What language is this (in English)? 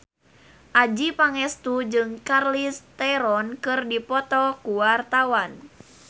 Sundanese